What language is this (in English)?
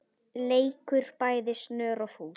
Icelandic